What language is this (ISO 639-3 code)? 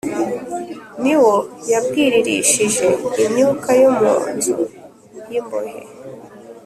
kin